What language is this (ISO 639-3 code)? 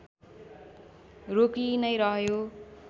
nep